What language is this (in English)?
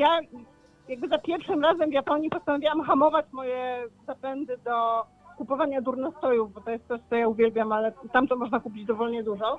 Polish